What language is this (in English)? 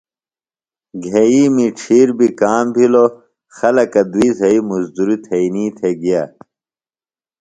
Phalura